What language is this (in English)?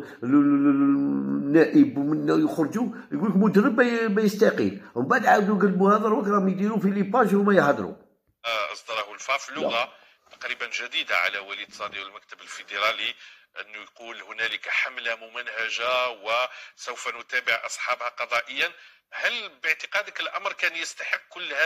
Arabic